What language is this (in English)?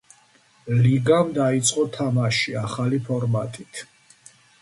Georgian